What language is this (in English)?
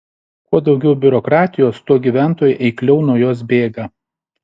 Lithuanian